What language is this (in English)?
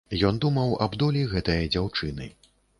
Belarusian